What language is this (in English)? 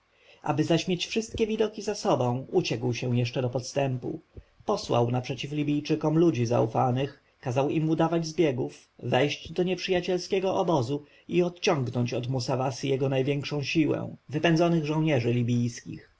Polish